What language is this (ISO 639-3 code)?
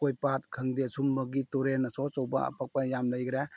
mni